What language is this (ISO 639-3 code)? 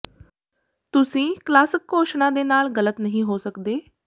pan